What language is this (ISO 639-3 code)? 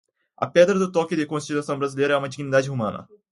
por